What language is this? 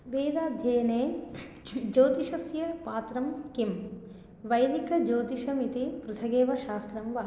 Sanskrit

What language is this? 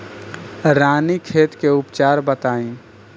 Bhojpuri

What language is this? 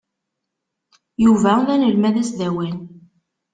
Kabyle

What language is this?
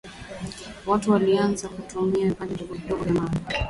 Swahili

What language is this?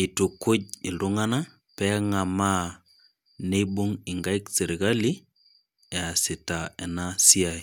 Masai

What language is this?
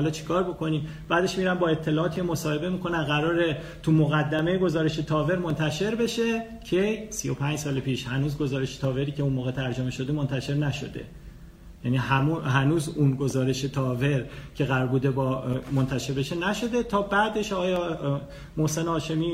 Persian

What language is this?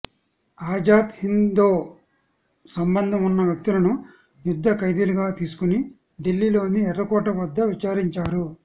Telugu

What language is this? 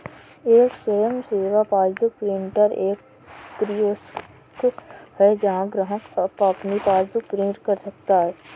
Hindi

